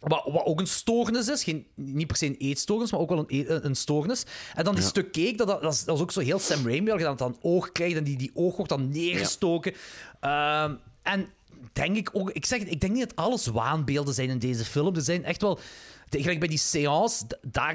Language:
Dutch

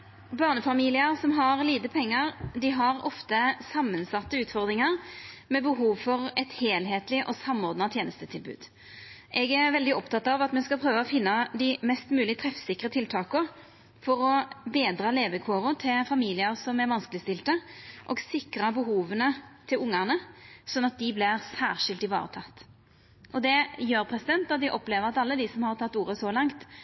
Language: Norwegian Nynorsk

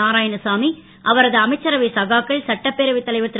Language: Tamil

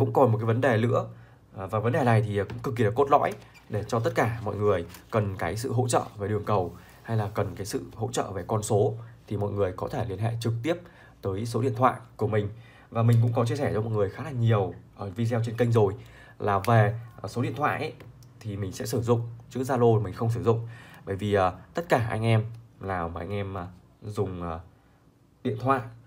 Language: Vietnamese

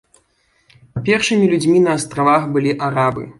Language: Belarusian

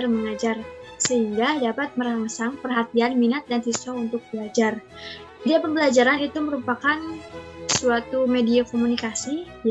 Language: Indonesian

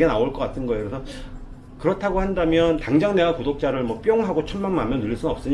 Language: Korean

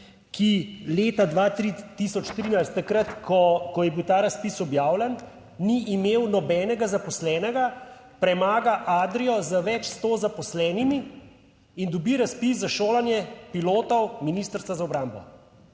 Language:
Slovenian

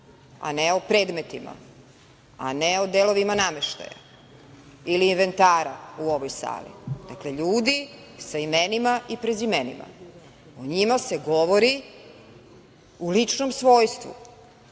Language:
Serbian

